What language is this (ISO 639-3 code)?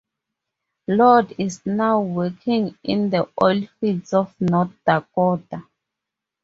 eng